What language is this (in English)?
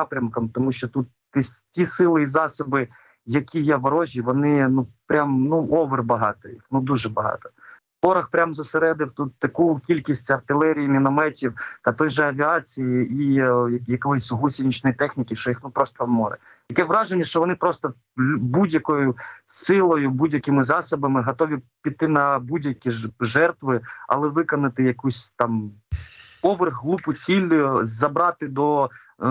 Ukrainian